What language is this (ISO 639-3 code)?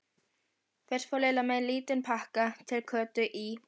isl